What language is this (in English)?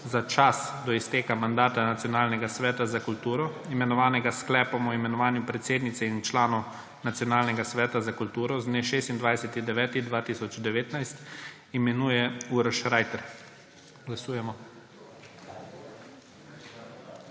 Slovenian